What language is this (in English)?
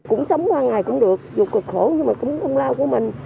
Vietnamese